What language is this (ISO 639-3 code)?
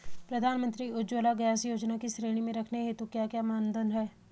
hin